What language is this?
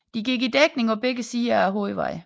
Danish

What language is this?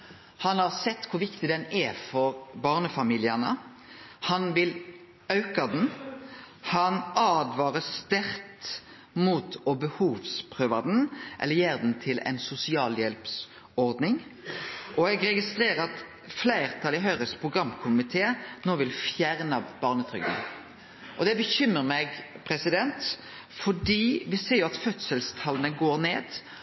Norwegian Nynorsk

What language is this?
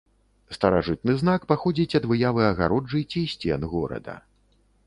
Belarusian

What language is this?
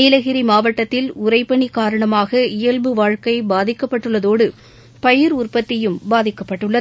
Tamil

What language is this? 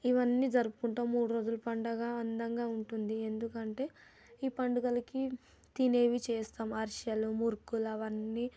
Telugu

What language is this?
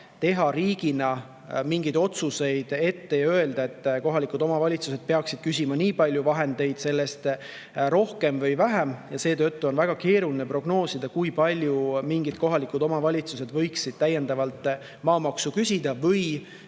Estonian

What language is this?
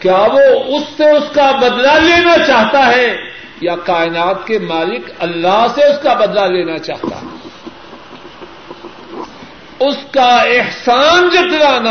Urdu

